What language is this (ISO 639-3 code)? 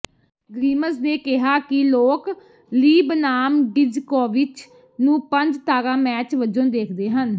pan